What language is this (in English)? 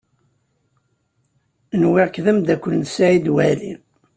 Kabyle